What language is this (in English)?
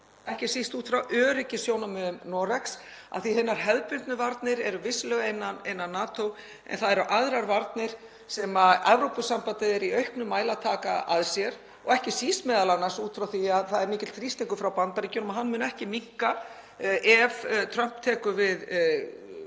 Icelandic